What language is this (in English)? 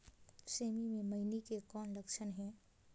Chhattisgarhi